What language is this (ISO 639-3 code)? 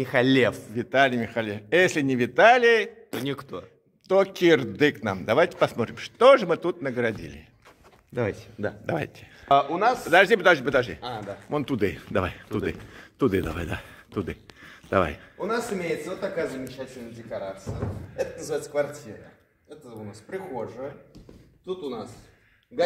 rus